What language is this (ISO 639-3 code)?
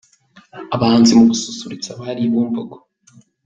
kin